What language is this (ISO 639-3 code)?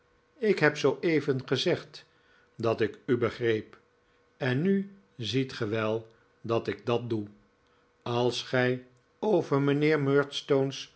nld